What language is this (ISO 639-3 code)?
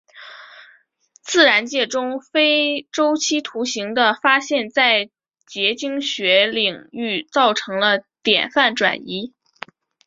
zho